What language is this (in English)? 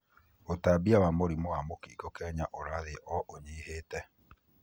Kikuyu